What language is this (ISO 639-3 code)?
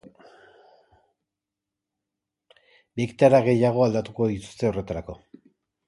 eus